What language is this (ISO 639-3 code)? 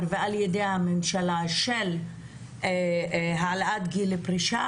heb